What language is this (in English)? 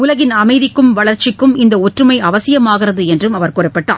Tamil